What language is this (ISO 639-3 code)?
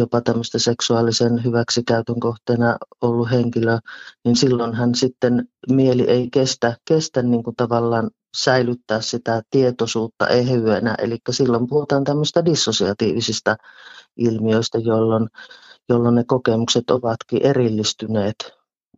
fin